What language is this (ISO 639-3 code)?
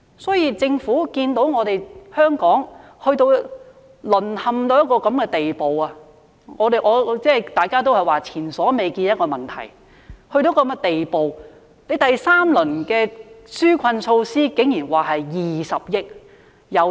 yue